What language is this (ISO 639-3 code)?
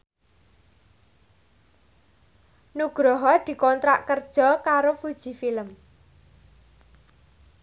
jav